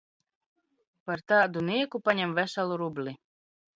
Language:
Latvian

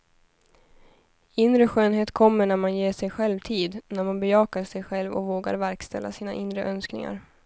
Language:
Swedish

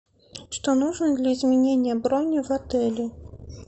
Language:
Russian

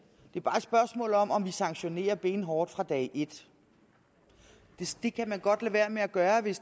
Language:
Danish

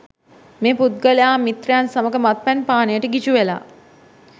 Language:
Sinhala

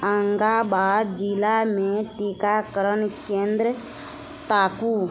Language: Maithili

